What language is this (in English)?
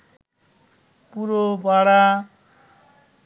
Bangla